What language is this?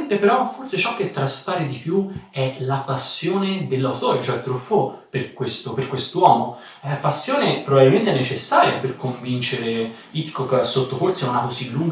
Italian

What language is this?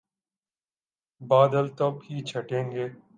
Urdu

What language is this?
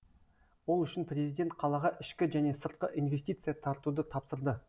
Kazakh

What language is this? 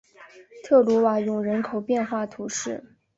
Chinese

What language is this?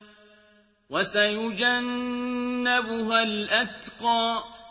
Arabic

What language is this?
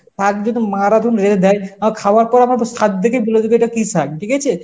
Bangla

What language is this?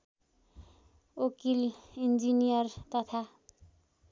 Nepali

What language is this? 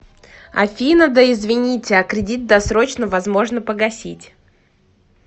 Russian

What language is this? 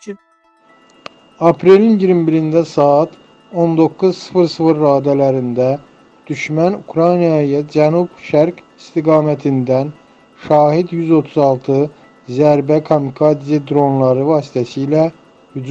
Turkish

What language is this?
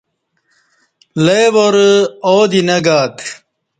Kati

